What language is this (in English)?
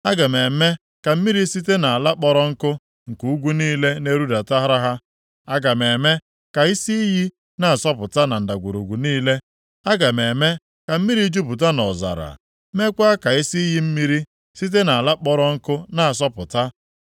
Igbo